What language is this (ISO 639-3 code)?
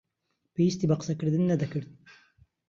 ckb